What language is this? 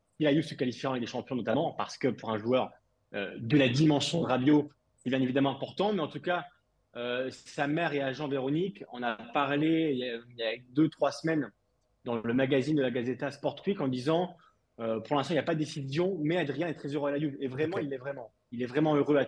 French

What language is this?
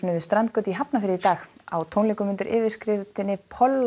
Icelandic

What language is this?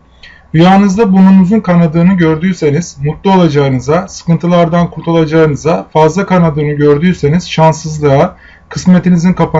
Turkish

